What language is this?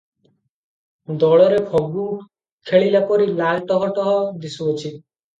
Odia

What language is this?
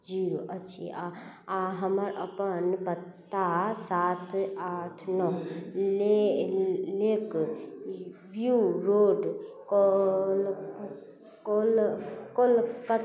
Maithili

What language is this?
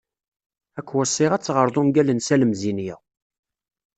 Kabyle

